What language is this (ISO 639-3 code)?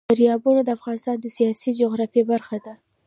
pus